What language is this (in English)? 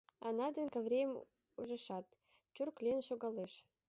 Mari